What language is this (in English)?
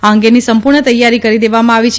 Gujarati